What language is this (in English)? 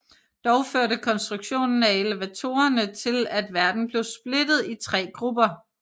Danish